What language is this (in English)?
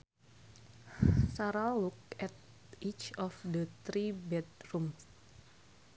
Sundanese